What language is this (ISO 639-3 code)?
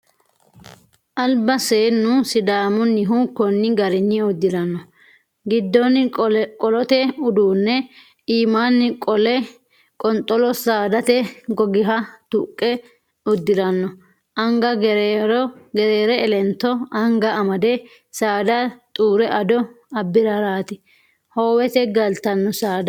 sid